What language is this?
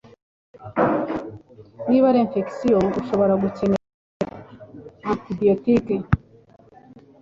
Kinyarwanda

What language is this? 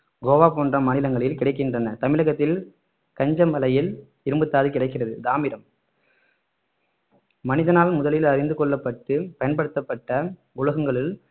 Tamil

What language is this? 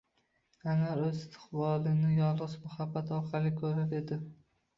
Uzbek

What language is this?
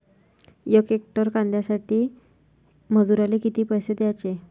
Marathi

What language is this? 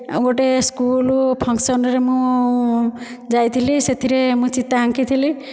Odia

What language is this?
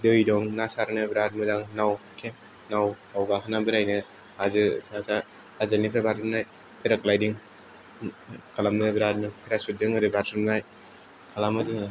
Bodo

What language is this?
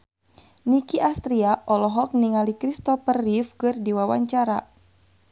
Sundanese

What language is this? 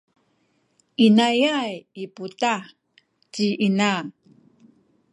Sakizaya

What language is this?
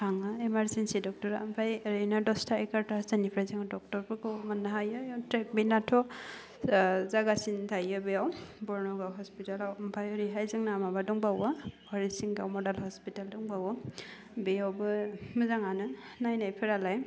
Bodo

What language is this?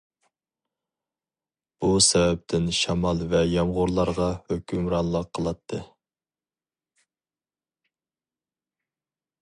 Uyghur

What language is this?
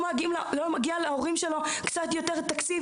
Hebrew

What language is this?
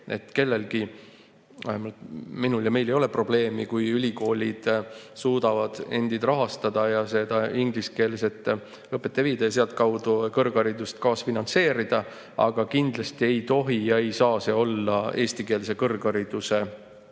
Estonian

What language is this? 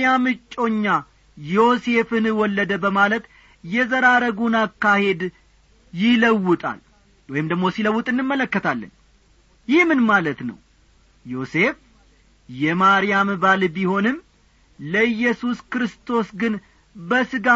Amharic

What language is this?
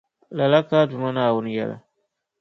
Dagbani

